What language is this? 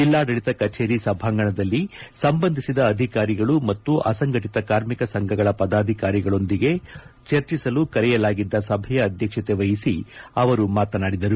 Kannada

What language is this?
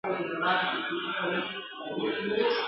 Pashto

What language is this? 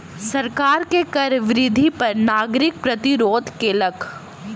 Maithili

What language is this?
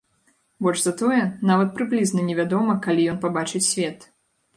Belarusian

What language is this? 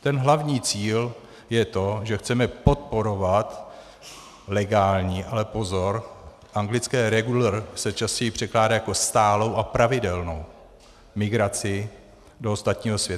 Czech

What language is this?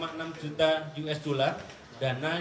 Indonesian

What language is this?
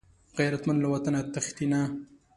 Pashto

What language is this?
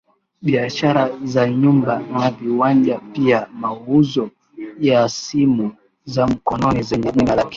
Swahili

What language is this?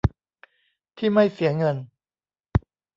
Thai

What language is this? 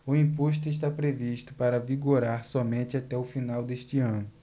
Portuguese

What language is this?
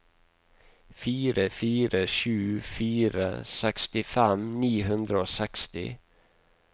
Norwegian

